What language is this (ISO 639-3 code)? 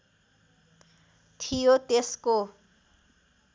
nep